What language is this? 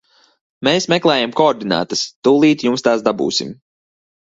Latvian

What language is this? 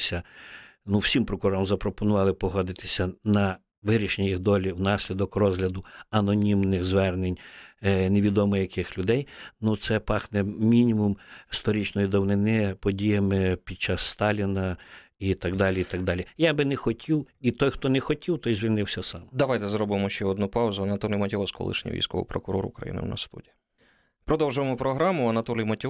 Ukrainian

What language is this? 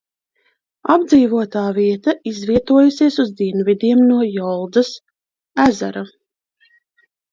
Latvian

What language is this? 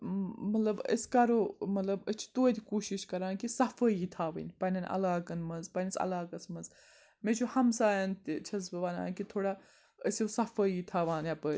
Kashmiri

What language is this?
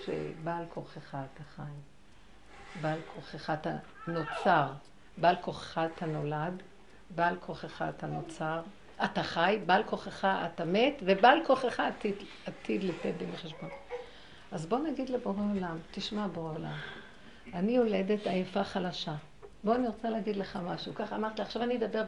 Hebrew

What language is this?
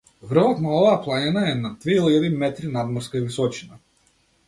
Macedonian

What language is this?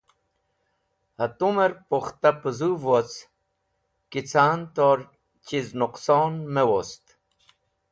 Wakhi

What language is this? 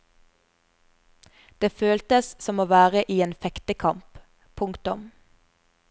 Norwegian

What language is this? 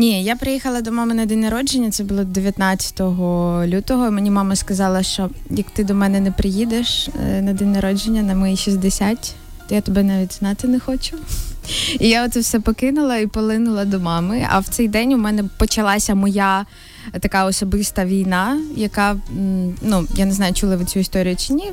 Ukrainian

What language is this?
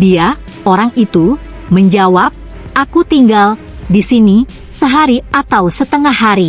Indonesian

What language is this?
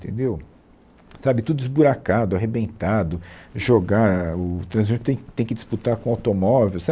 Portuguese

